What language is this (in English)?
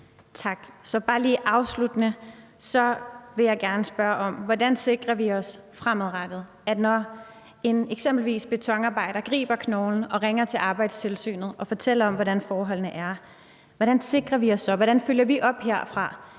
Danish